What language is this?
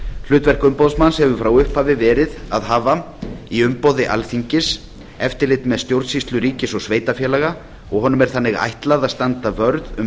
Icelandic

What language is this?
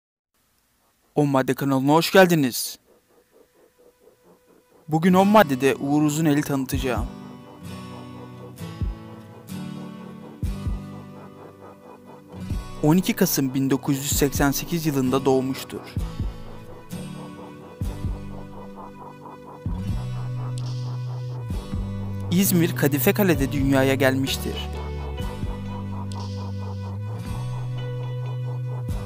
Turkish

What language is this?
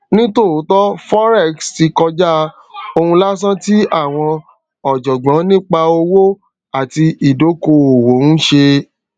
Yoruba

